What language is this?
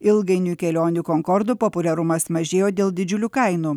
Lithuanian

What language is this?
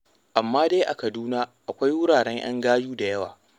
Hausa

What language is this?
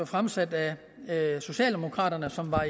Danish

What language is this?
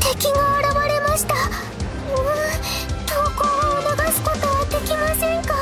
Japanese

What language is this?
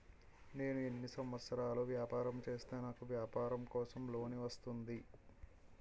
Telugu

